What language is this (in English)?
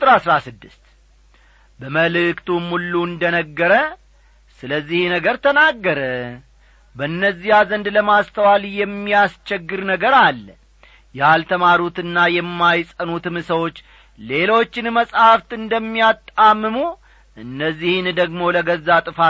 Amharic